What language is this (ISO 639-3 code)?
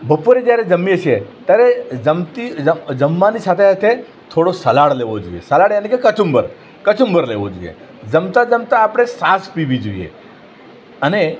guj